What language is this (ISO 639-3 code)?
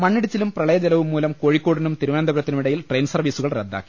mal